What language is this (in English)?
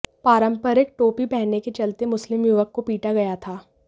Hindi